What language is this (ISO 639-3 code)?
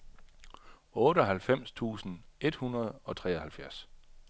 dan